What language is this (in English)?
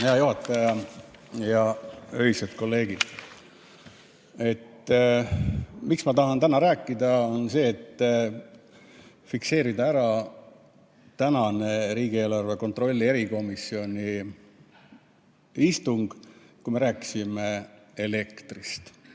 Estonian